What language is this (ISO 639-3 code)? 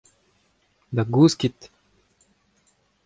bre